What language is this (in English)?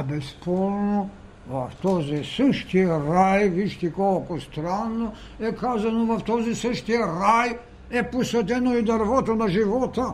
Bulgarian